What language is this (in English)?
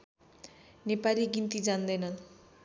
Nepali